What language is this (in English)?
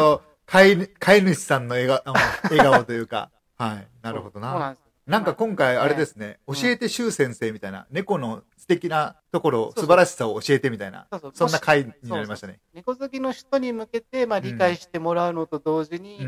Japanese